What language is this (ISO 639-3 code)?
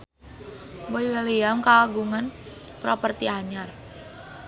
sun